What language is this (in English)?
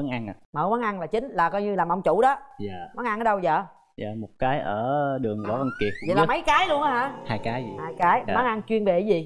Vietnamese